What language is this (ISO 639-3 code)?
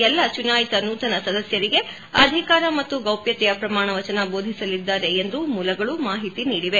kan